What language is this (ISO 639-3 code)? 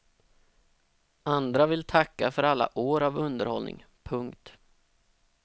swe